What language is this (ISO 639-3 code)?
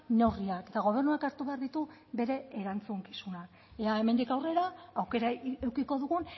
eus